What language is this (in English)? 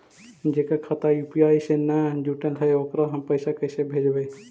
Magahi